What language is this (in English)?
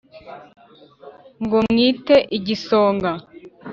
Kinyarwanda